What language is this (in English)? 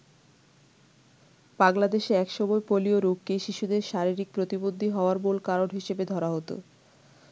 Bangla